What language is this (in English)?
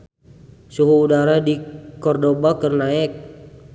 Sundanese